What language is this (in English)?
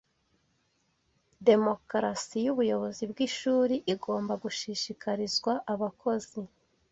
Kinyarwanda